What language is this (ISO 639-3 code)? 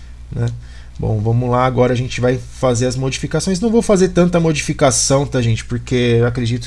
por